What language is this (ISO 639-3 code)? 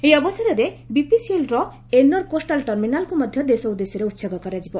ori